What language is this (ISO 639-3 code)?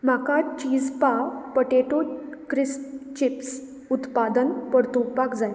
kok